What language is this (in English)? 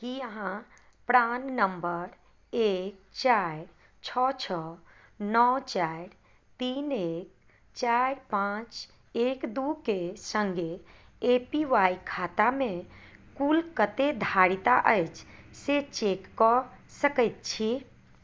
Maithili